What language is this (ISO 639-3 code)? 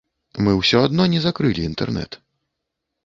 bel